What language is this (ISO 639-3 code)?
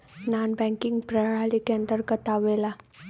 bho